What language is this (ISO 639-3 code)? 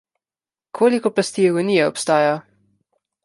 slv